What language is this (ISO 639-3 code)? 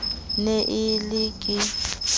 sot